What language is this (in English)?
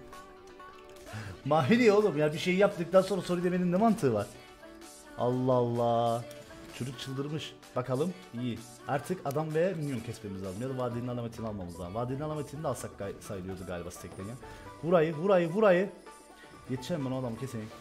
Turkish